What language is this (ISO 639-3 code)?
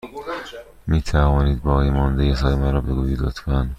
fas